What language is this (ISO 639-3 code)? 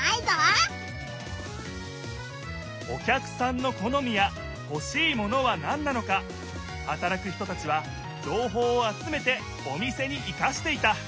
jpn